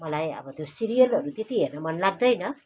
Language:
Nepali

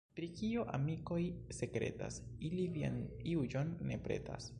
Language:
Esperanto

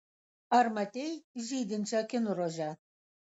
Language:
Lithuanian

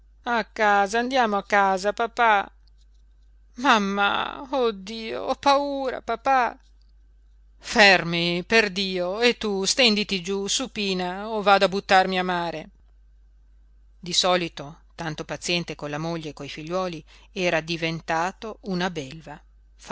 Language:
Italian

